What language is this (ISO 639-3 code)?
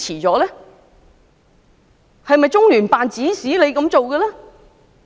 yue